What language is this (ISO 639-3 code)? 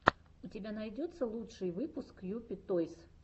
rus